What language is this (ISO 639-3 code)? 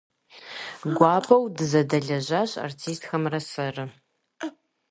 kbd